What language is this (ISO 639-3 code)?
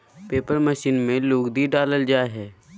mag